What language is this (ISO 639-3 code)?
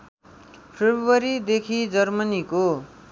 nep